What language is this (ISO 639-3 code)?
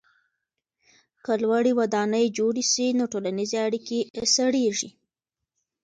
pus